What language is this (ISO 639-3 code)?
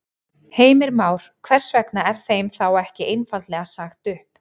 isl